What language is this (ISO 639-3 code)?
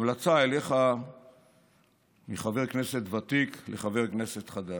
heb